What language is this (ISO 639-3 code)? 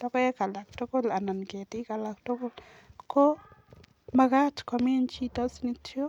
kln